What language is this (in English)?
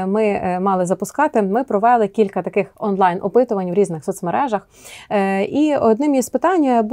Ukrainian